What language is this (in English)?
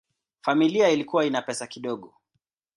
Swahili